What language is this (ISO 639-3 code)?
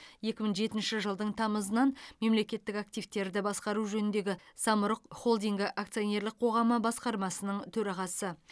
kaz